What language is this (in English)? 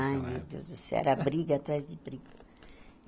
Portuguese